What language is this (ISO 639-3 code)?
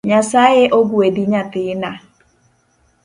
luo